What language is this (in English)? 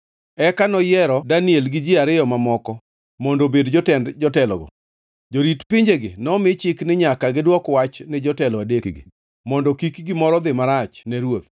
Luo (Kenya and Tanzania)